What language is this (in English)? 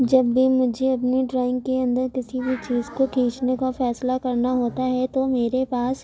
Urdu